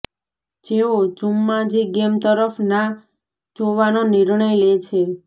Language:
Gujarati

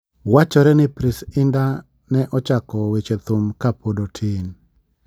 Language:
Luo (Kenya and Tanzania)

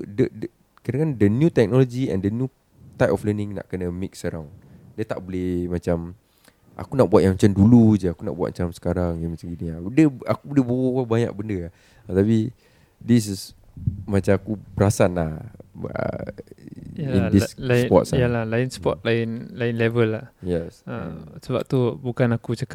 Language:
Malay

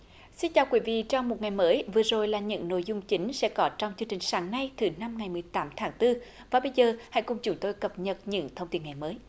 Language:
Vietnamese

